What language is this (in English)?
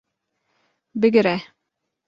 Kurdish